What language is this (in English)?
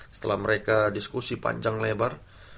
Indonesian